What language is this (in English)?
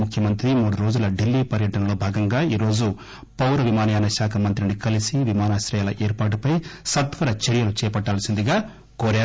Telugu